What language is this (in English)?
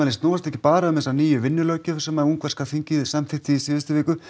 Icelandic